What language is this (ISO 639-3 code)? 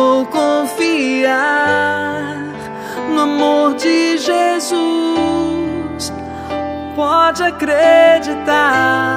por